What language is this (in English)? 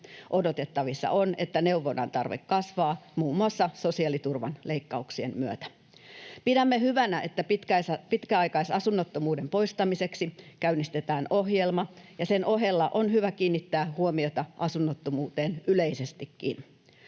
Finnish